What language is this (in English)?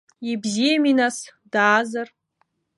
Abkhazian